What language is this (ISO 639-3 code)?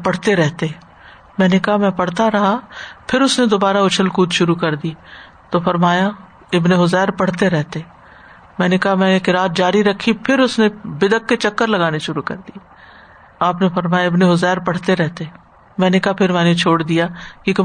urd